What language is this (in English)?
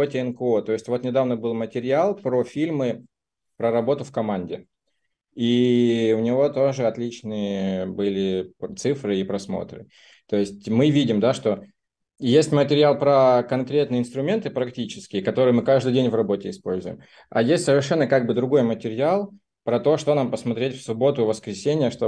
Russian